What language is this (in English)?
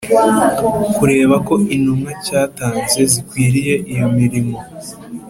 Kinyarwanda